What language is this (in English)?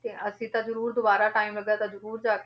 Punjabi